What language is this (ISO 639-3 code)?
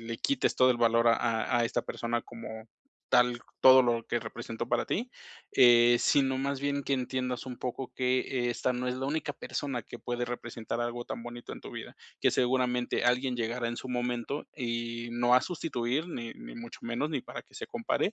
spa